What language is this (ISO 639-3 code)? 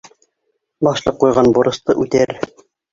bak